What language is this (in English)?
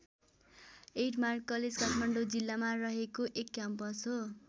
Nepali